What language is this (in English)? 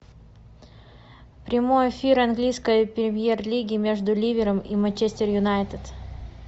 Russian